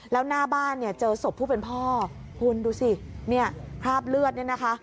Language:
Thai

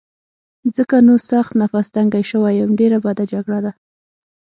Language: Pashto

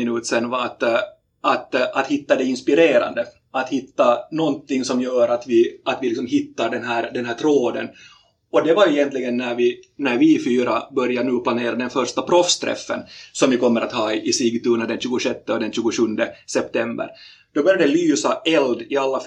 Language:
Swedish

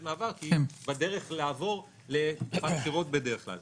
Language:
Hebrew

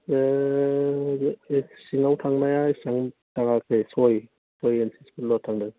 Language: Bodo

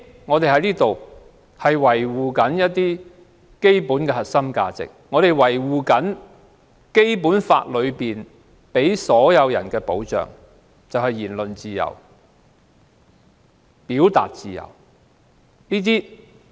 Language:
Cantonese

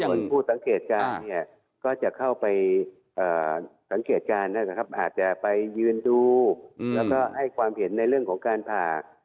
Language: Thai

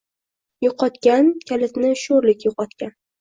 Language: Uzbek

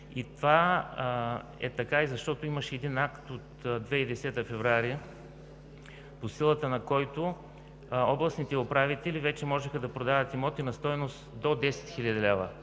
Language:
Bulgarian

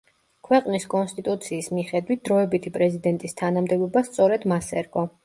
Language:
Georgian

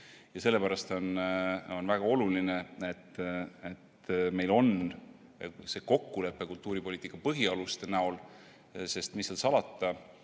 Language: Estonian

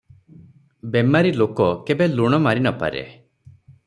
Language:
Odia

